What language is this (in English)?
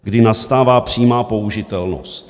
Czech